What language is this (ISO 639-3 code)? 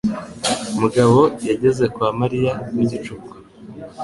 kin